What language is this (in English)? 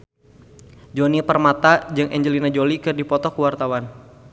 Sundanese